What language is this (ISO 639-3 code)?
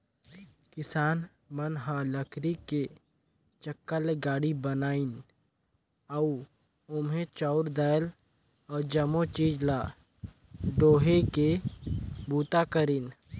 hne